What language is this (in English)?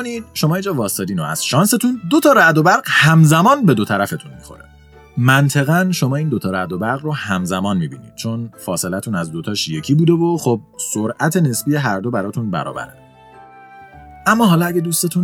Persian